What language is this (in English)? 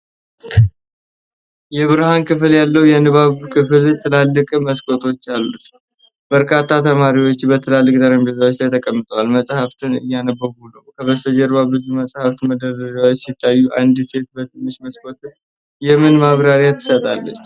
Amharic